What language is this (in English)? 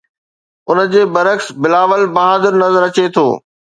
Sindhi